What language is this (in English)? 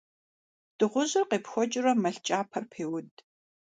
Kabardian